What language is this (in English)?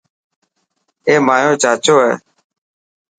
Dhatki